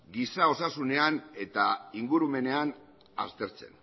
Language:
Basque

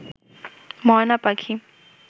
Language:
Bangla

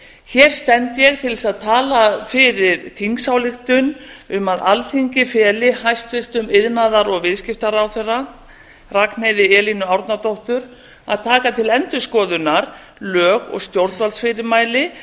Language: Icelandic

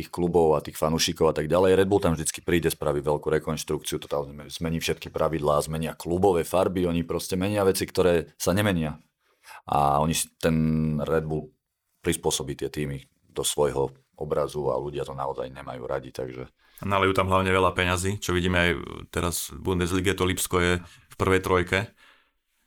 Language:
Slovak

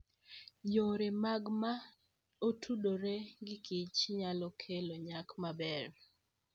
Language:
Luo (Kenya and Tanzania)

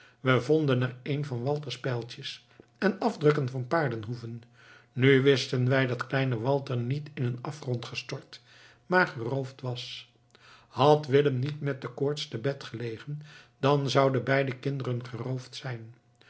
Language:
Dutch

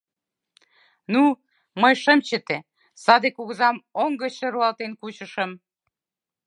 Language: Mari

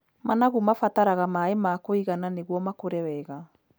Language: Kikuyu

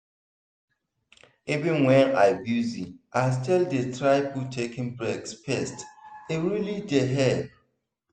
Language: Nigerian Pidgin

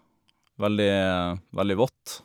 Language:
Norwegian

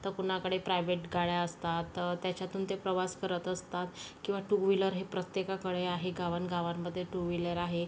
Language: Marathi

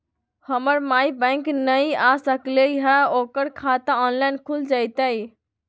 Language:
Magahi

